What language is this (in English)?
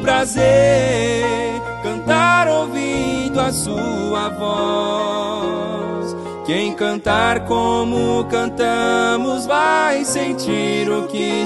Portuguese